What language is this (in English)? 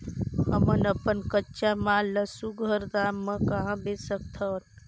Chhattisgarhi